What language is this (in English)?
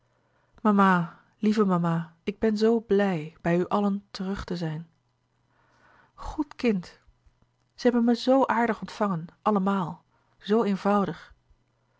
Dutch